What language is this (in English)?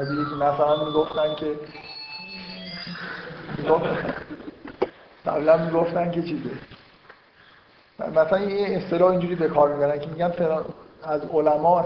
Persian